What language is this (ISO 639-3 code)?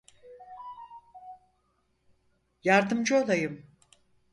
tur